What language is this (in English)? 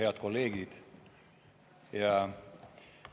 Estonian